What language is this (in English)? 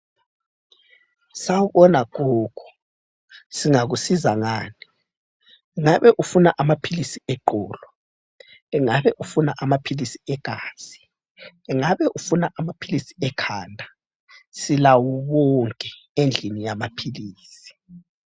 North Ndebele